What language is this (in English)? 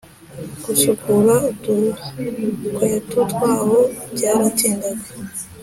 Kinyarwanda